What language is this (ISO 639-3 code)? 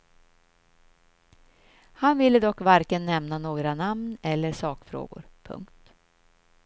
swe